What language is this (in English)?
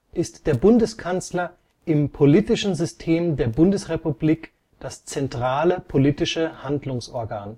German